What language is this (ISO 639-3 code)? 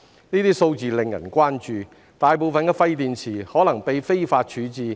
yue